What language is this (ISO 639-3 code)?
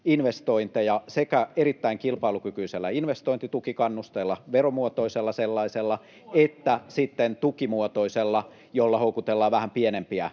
fin